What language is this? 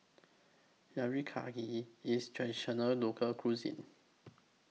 English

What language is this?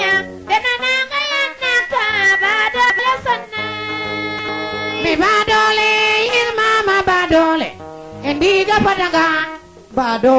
Serer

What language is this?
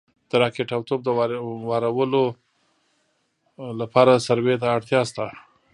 Pashto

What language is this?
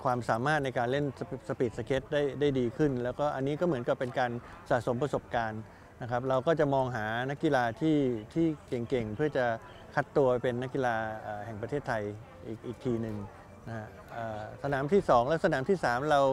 Thai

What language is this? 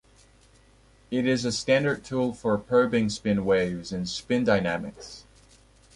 English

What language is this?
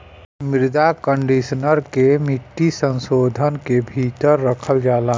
Bhojpuri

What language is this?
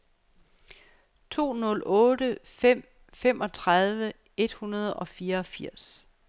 Danish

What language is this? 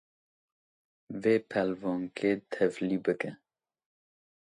Kurdish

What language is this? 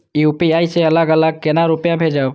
Maithili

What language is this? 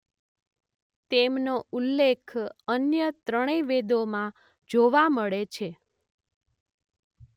Gujarati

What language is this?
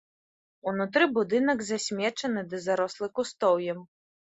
Belarusian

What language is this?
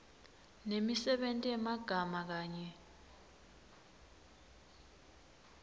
Swati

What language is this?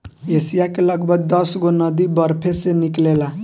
Bhojpuri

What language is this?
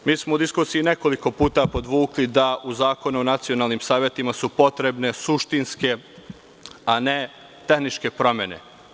Serbian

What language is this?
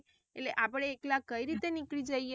Gujarati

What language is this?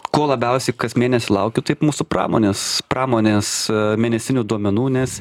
Lithuanian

